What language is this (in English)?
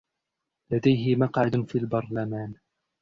Arabic